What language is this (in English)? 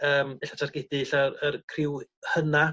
Welsh